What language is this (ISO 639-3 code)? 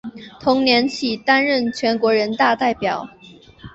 zho